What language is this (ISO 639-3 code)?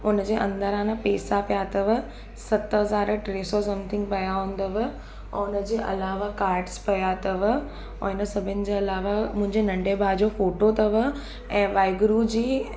snd